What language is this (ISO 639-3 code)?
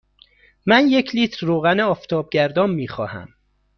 fas